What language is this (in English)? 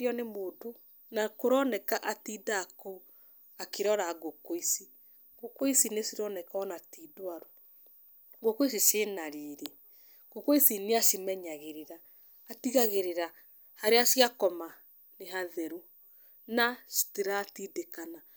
Kikuyu